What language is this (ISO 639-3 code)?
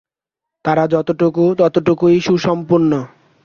ben